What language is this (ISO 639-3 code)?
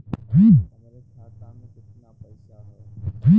bho